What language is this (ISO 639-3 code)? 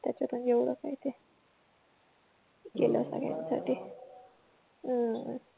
mar